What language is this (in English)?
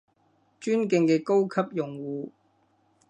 Cantonese